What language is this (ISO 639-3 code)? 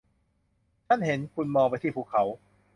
tha